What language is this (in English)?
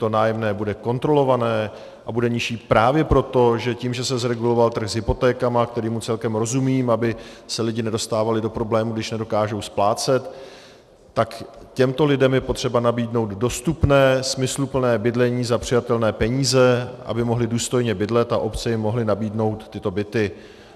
Czech